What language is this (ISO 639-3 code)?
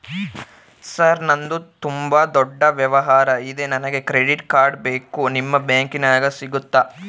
kan